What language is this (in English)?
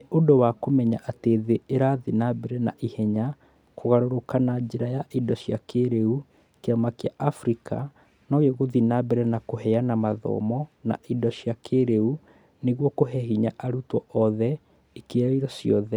Kikuyu